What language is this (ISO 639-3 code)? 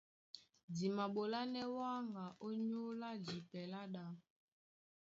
dua